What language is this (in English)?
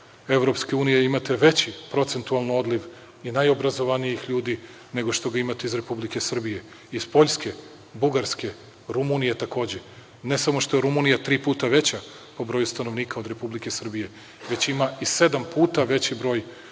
Serbian